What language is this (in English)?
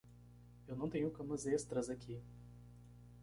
Portuguese